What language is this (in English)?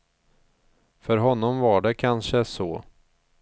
Swedish